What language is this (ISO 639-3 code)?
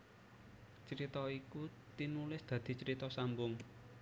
jav